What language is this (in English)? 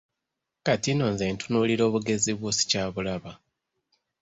Ganda